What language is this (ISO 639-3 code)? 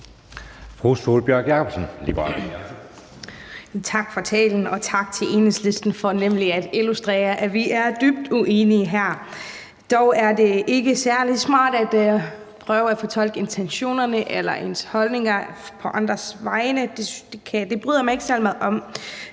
dan